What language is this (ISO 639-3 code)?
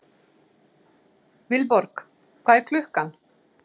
isl